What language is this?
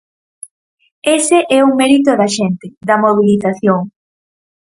Galician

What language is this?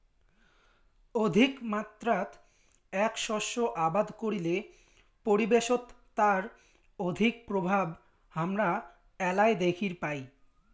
Bangla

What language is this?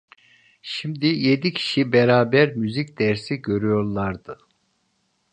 Turkish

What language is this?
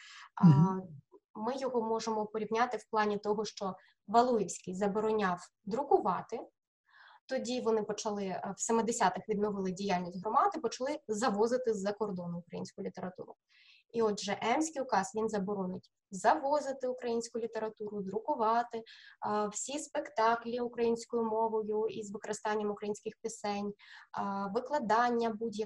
Ukrainian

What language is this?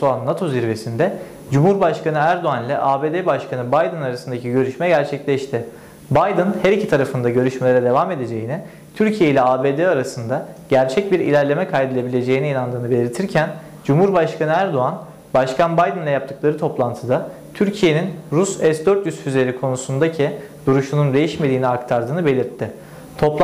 Turkish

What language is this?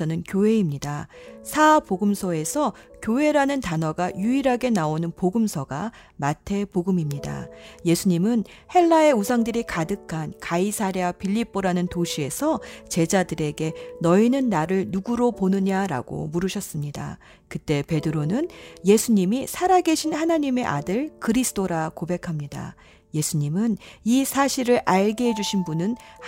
Korean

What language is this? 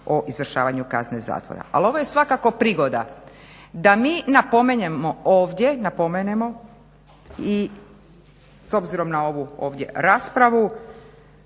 Croatian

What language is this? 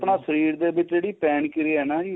Punjabi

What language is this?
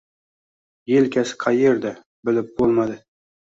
Uzbek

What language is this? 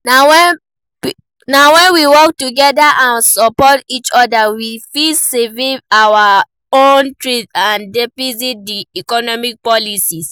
Nigerian Pidgin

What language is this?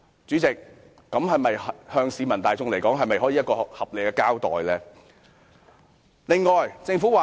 Cantonese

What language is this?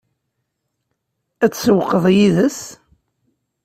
Kabyle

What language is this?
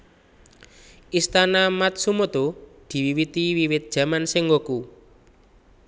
Javanese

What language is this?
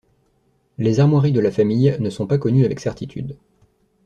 French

